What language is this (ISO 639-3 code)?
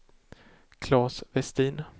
swe